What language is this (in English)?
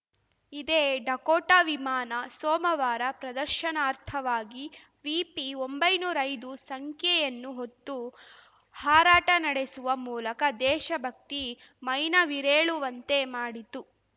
Kannada